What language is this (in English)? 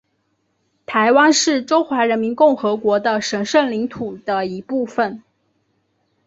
Chinese